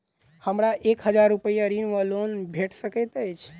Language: Maithili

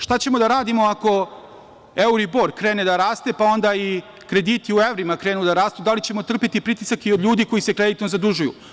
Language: Serbian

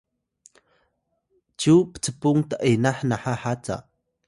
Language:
Atayal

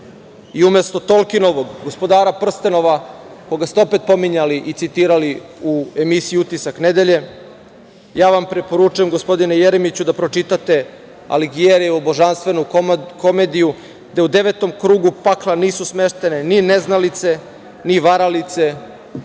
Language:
Serbian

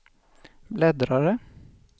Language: Swedish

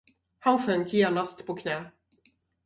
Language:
Swedish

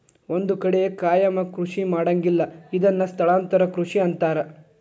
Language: Kannada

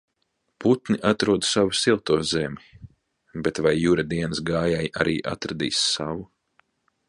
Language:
Latvian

